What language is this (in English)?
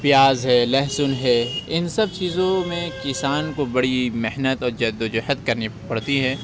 Urdu